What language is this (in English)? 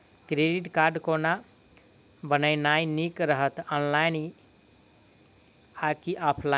Maithili